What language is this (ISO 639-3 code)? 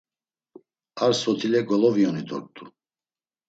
lzz